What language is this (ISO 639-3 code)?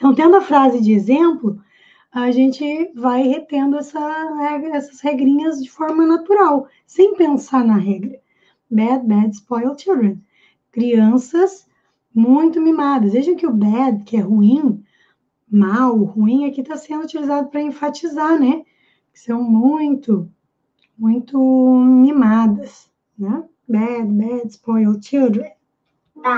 por